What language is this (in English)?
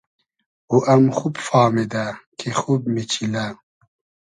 Hazaragi